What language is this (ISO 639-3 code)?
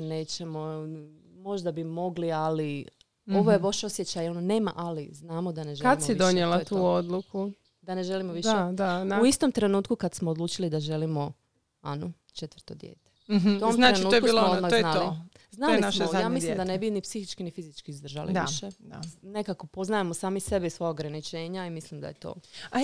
hrv